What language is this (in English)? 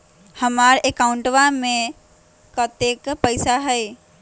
Magahi